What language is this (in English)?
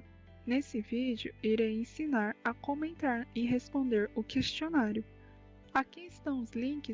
Portuguese